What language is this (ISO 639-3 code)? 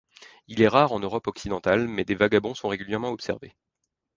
fra